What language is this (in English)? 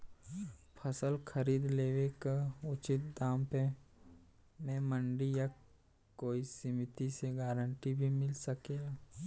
Bhojpuri